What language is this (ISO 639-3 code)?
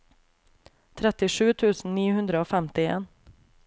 nor